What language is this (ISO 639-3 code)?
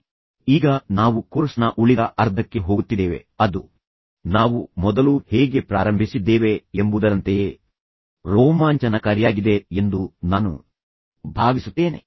kan